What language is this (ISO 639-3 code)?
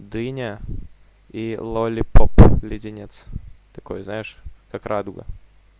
rus